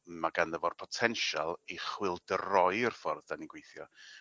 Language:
Welsh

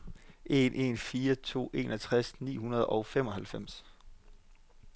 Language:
Danish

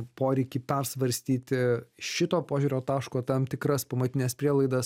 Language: Lithuanian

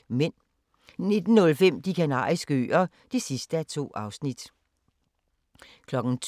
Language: Danish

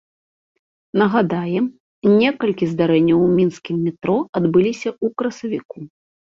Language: Belarusian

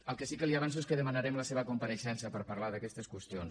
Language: Catalan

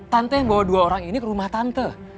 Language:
Indonesian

